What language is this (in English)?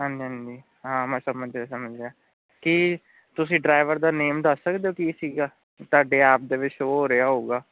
Punjabi